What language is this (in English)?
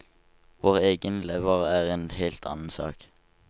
Norwegian